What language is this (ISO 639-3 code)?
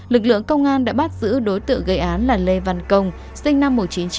vie